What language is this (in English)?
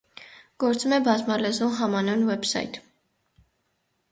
Armenian